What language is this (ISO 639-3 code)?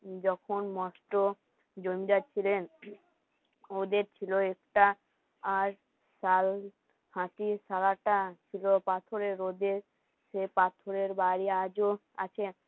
ben